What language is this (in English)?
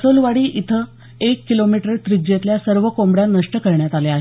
Marathi